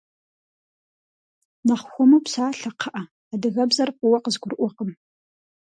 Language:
Kabardian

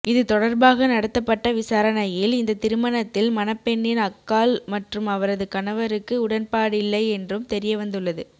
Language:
Tamil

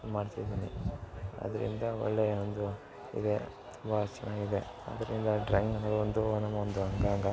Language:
Kannada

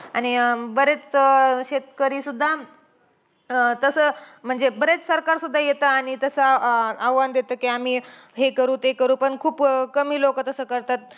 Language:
Marathi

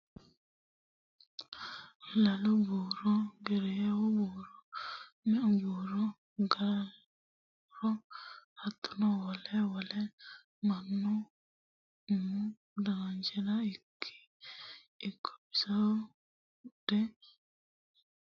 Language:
Sidamo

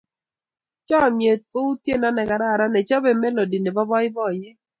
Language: Kalenjin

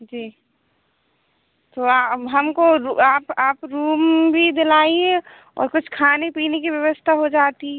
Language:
Hindi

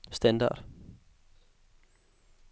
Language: Danish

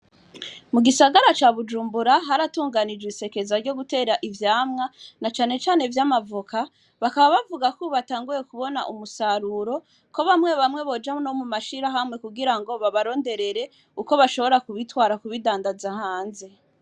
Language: Rundi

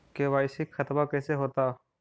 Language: Magahi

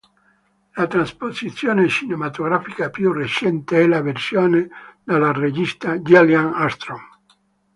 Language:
Italian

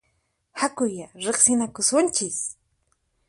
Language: Puno Quechua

